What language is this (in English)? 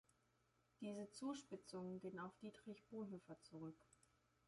German